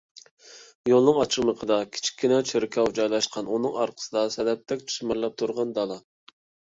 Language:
Uyghur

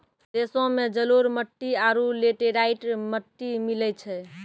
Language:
Maithili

